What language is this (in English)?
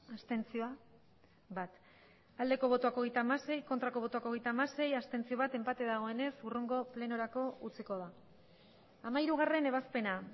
Basque